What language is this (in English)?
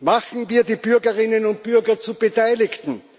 German